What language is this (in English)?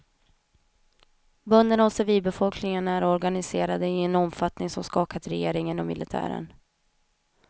Swedish